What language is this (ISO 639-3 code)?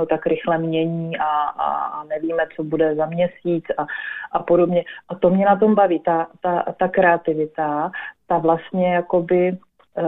ces